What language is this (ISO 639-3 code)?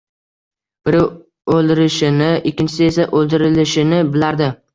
uzb